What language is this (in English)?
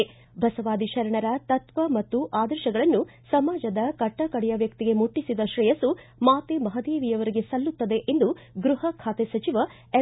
Kannada